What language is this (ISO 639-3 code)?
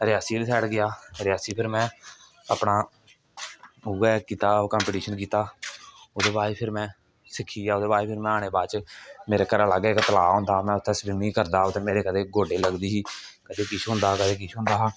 doi